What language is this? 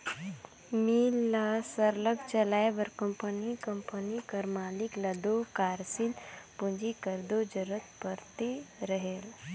Chhattisgarhi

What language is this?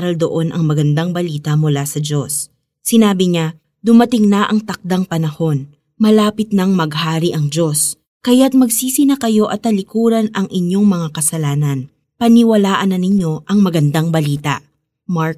Filipino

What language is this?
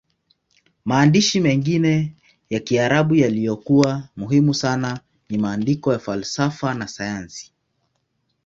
Swahili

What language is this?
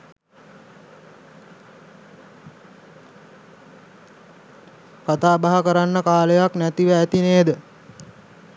Sinhala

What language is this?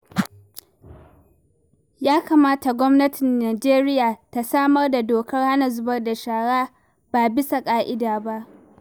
Hausa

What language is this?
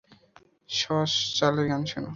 Bangla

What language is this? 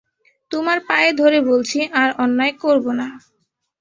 Bangla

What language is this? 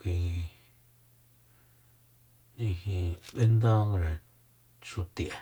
Soyaltepec Mazatec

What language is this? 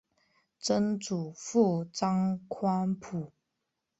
Chinese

